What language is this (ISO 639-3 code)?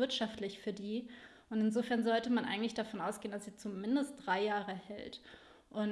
deu